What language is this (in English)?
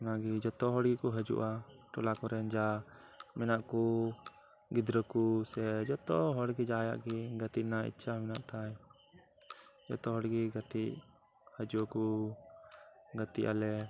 Santali